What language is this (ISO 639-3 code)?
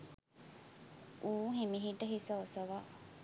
sin